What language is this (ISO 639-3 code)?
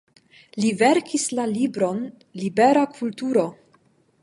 epo